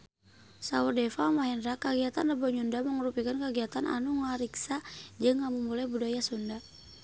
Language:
Sundanese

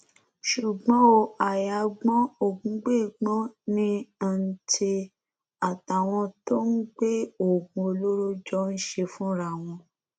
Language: Yoruba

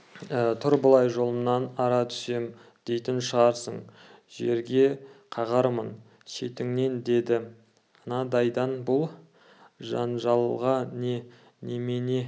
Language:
Kazakh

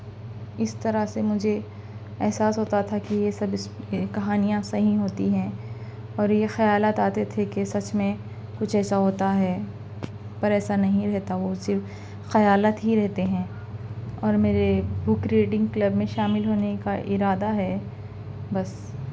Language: Urdu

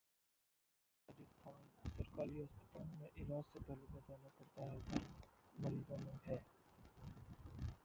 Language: Hindi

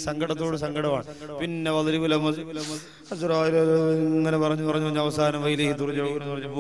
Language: Arabic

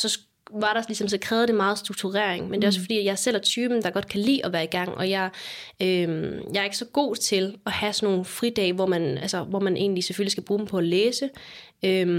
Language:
Danish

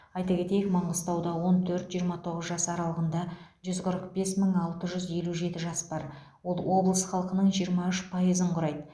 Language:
Kazakh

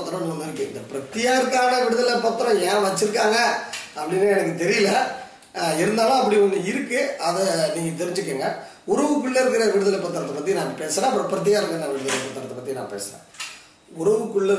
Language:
Tamil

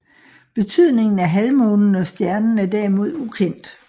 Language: Danish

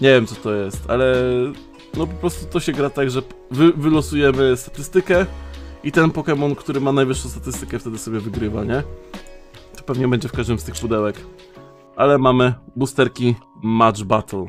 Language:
Polish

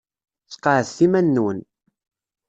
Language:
Kabyle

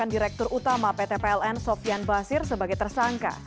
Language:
Indonesian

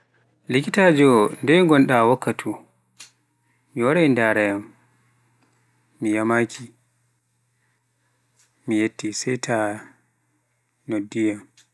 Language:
Pular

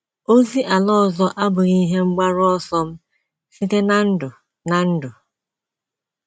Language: Igbo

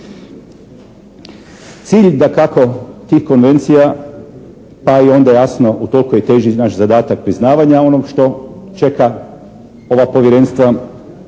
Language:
Croatian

